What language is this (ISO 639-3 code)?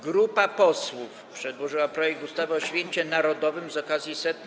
pol